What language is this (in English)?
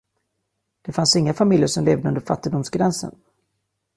Swedish